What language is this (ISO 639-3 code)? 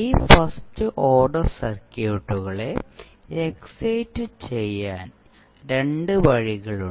mal